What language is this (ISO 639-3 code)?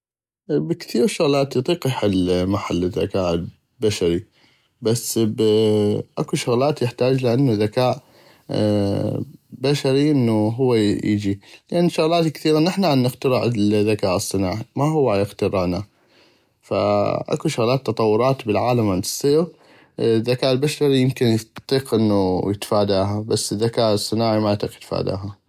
ayp